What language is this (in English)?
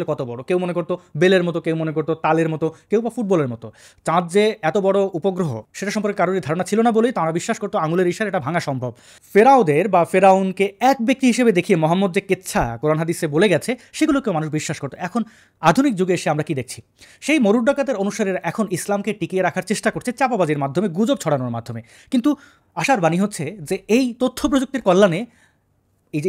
Bangla